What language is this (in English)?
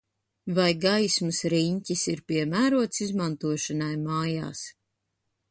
Latvian